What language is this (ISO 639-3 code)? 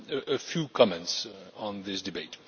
eng